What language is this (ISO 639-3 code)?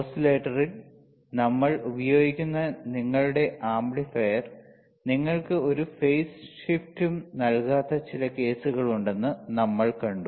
mal